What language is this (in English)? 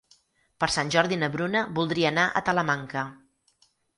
Catalan